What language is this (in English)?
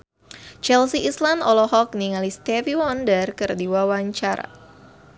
Sundanese